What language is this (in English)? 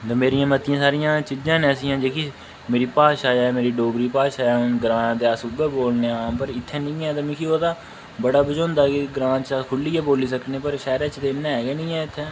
Dogri